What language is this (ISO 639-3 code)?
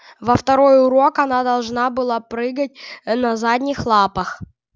rus